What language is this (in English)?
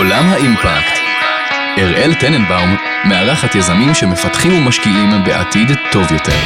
Hebrew